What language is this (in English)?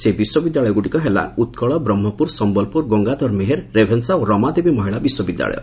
Odia